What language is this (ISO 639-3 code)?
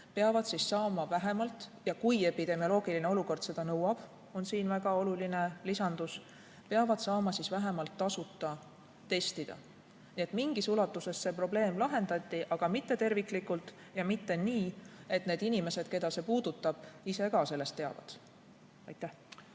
est